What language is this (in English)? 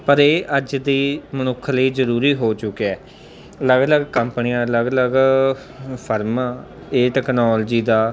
Punjabi